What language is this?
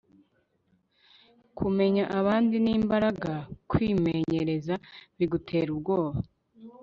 Kinyarwanda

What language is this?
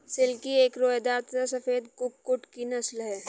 Hindi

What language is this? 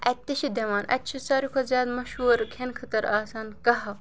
Kashmiri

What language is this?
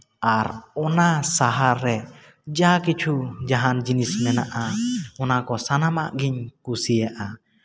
Santali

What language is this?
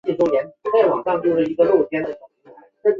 Chinese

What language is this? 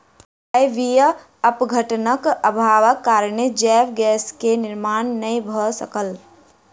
Maithili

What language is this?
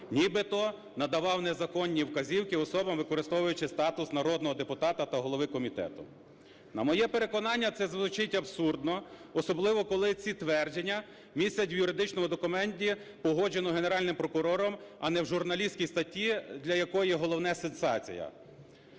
Ukrainian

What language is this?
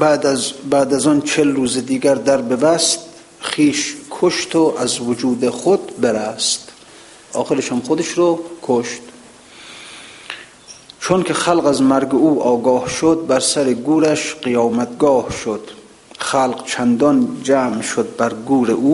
Persian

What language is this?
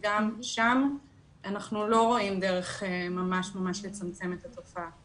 Hebrew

